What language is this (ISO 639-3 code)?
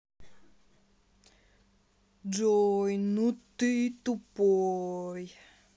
rus